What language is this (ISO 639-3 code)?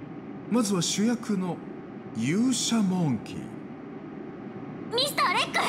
jpn